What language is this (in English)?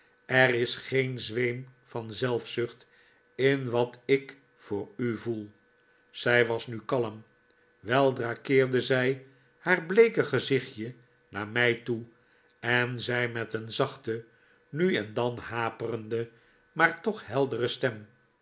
Dutch